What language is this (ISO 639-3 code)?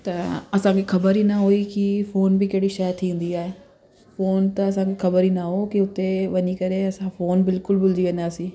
snd